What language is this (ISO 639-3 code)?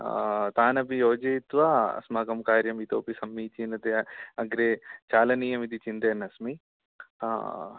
san